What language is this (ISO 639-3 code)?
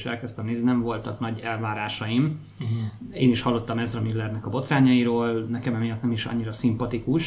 hun